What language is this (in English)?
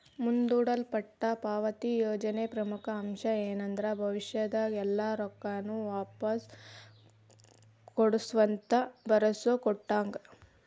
Kannada